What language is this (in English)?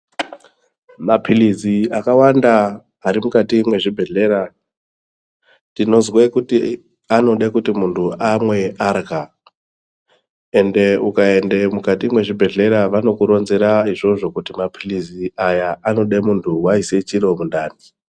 Ndau